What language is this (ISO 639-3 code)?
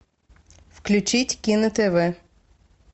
rus